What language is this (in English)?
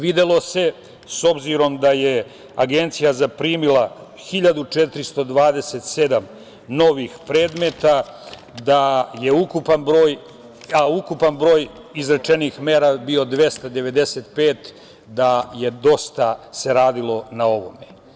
Serbian